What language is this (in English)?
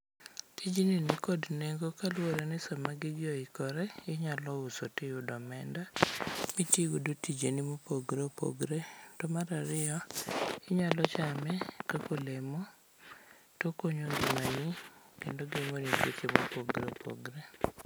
Luo (Kenya and Tanzania)